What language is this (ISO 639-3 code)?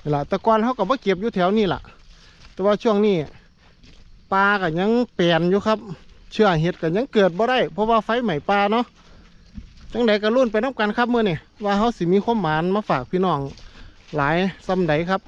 tha